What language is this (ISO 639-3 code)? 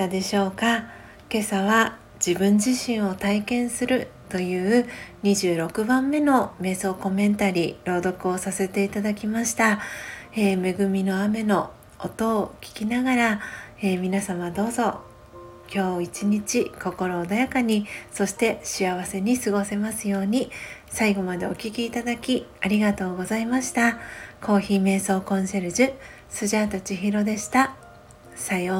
jpn